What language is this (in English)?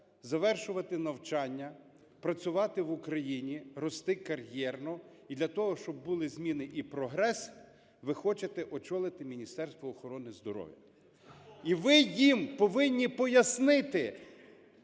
Ukrainian